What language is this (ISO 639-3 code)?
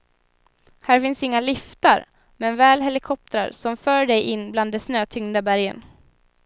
swe